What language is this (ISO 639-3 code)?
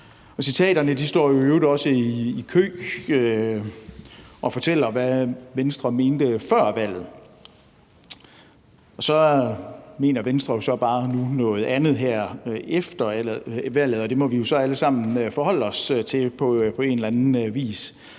dan